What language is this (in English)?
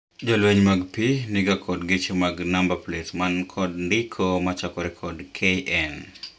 Luo (Kenya and Tanzania)